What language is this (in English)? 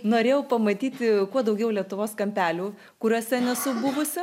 Lithuanian